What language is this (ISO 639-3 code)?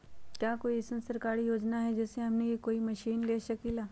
mag